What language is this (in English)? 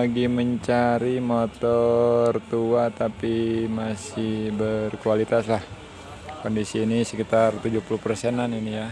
Indonesian